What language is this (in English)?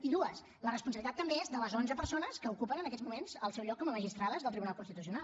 Catalan